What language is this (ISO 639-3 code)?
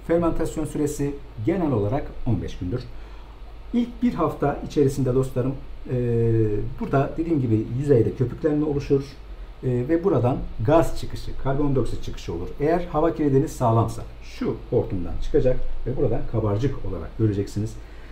tur